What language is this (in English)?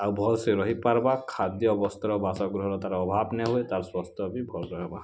Odia